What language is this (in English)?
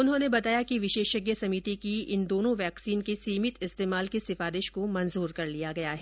Hindi